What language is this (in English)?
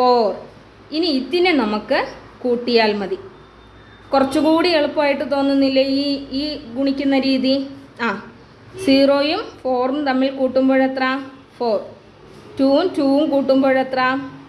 Malayalam